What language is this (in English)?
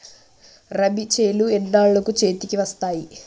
Telugu